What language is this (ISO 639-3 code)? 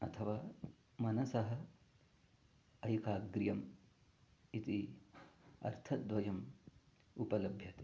san